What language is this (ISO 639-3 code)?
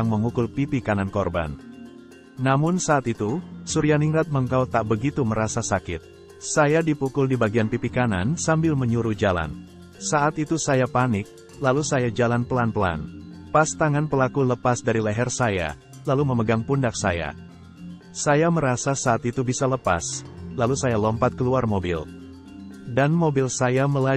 ind